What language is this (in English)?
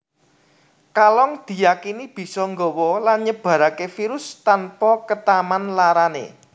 Javanese